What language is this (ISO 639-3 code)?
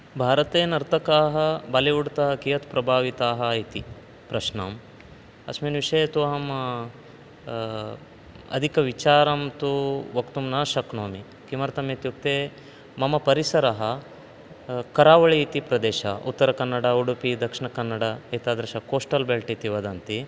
san